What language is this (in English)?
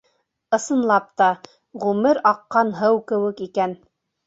Bashkir